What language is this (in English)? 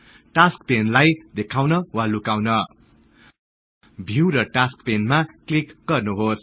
Nepali